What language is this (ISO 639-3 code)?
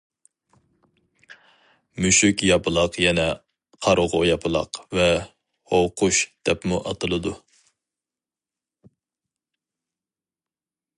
uig